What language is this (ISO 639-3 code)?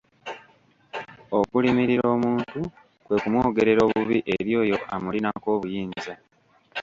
lug